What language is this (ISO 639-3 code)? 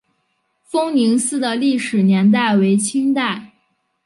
zho